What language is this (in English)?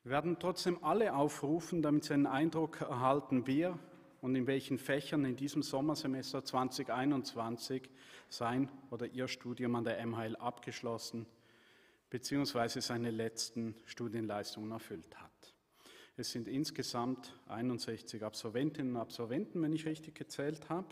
German